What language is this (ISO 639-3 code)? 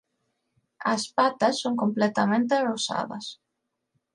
glg